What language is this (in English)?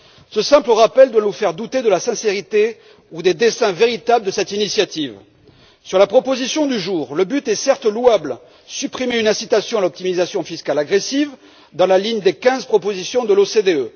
French